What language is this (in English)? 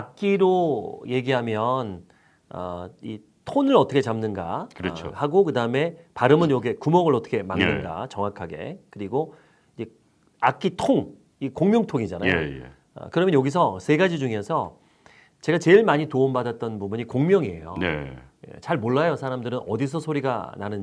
Korean